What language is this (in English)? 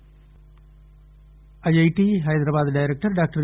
Telugu